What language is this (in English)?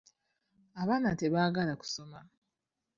Ganda